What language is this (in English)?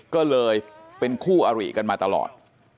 Thai